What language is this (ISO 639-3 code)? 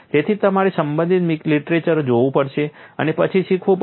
guj